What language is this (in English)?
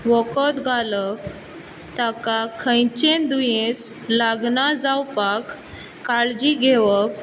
Konkani